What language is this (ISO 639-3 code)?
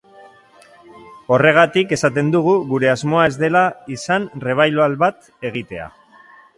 eus